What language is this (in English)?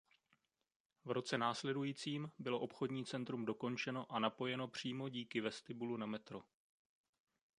Czech